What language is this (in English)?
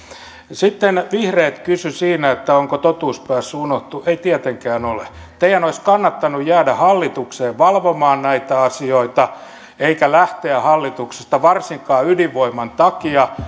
Finnish